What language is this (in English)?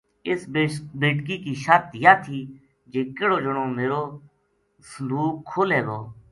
Gujari